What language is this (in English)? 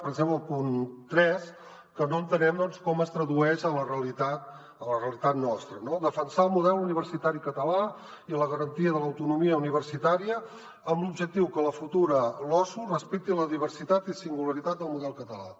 Catalan